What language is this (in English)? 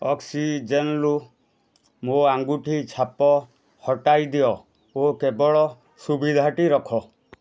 Odia